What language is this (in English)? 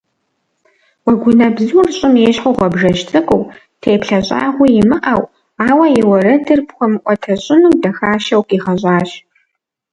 Kabardian